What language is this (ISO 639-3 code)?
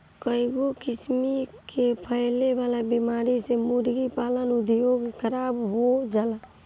bho